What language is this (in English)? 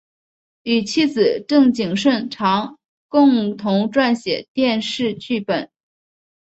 Chinese